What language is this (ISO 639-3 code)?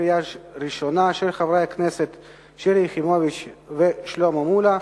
heb